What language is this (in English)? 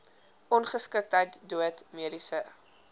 Afrikaans